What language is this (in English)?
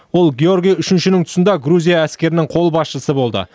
Kazakh